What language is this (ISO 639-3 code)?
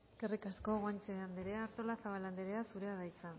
eus